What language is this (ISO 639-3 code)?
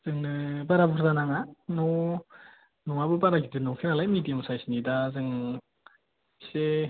brx